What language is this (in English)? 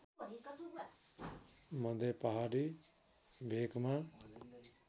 Nepali